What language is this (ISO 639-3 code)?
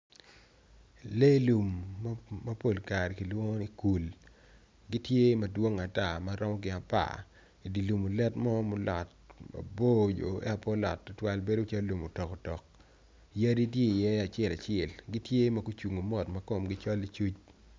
ach